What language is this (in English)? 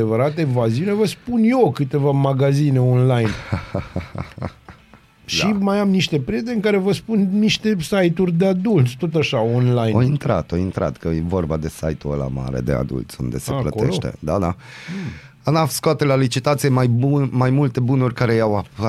Romanian